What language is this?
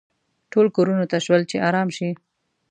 Pashto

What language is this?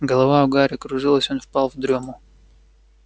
Russian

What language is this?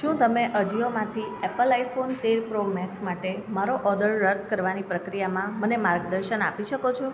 Gujarati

